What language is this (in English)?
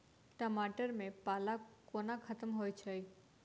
Maithili